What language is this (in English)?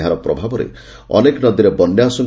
Odia